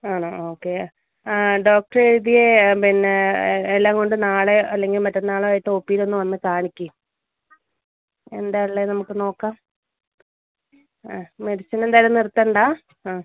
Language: Malayalam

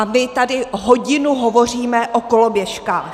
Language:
Czech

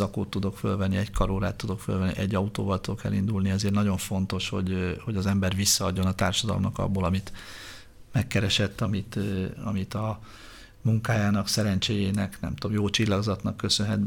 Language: Hungarian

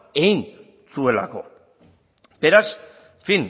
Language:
Basque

